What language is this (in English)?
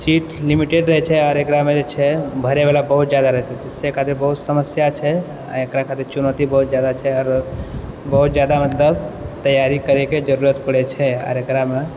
Maithili